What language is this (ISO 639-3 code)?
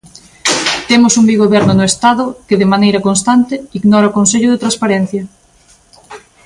glg